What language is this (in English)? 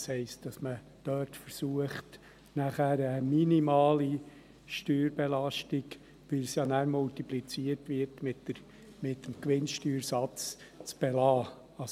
Swiss German